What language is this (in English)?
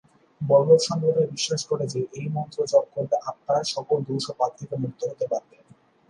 Bangla